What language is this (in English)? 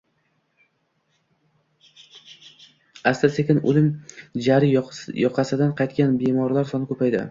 Uzbek